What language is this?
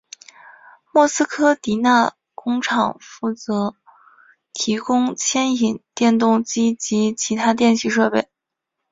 Chinese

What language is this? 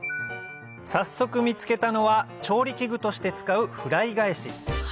Japanese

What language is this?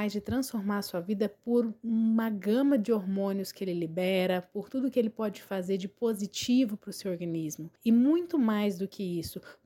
Portuguese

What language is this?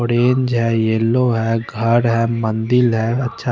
Hindi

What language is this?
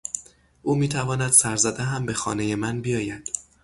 Persian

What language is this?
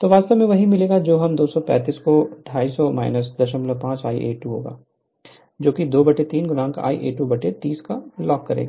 Hindi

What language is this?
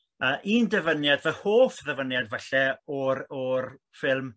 Welsh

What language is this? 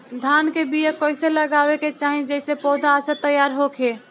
Bhojpuri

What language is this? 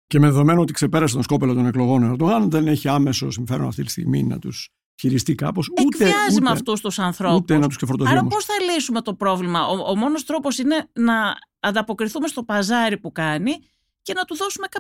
Greek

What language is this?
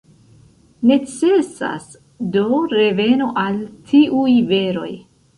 Esperanto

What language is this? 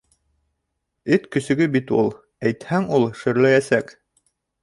Bashkir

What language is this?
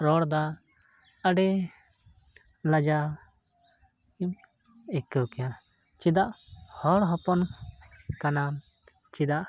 Santali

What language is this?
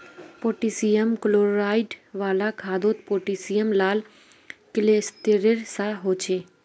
Magahi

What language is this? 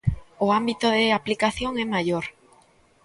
Galician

